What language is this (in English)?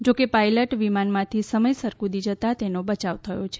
Gujarati